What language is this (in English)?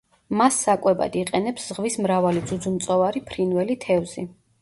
Georgian